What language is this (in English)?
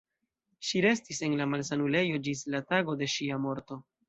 Esperanto